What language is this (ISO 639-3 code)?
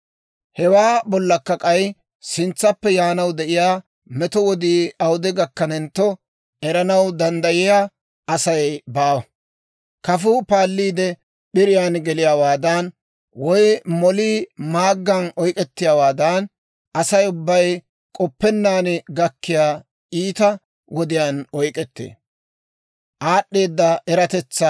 dwr